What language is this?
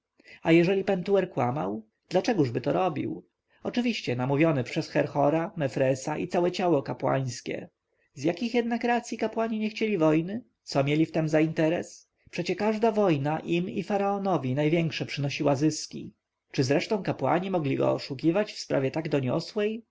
Polish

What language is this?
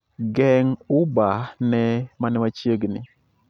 Luo (Kenya and Tanzania)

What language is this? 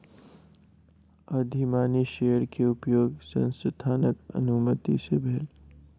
Maithili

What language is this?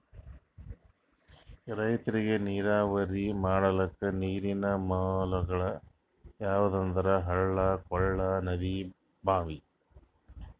Kannada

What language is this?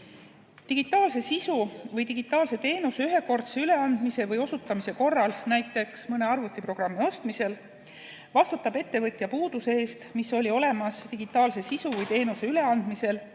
Estonian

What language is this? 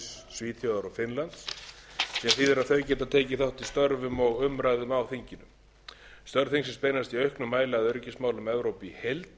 Icelandic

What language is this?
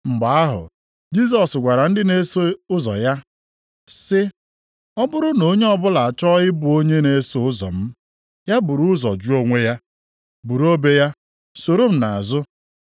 Igbo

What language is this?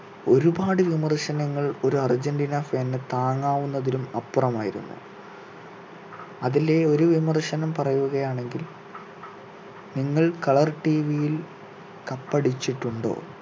Malayalam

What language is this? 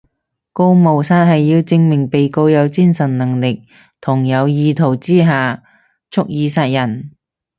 Cantonese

